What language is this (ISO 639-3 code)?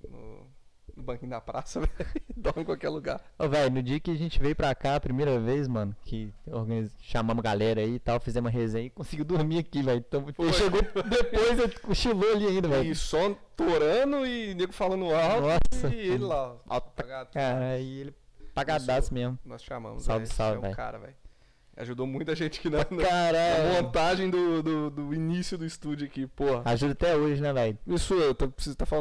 por